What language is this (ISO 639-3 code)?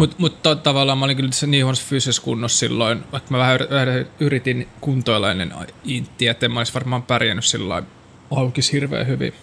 fin